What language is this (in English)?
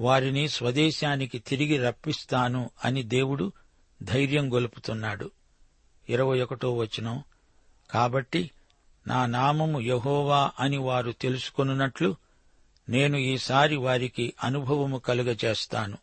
Telugu